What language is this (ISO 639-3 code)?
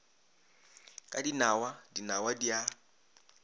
nso